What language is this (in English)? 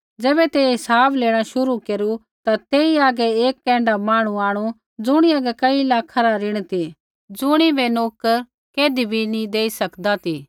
Kullu Pahari